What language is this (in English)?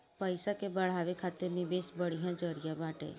Bhojpuri